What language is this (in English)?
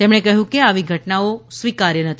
Gujarati